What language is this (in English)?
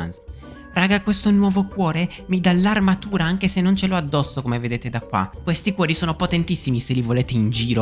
Italian